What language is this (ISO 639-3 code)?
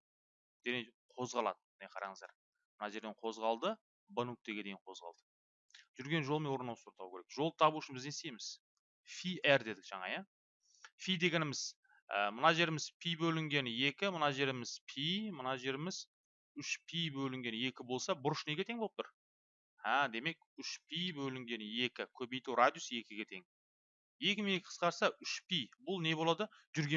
tur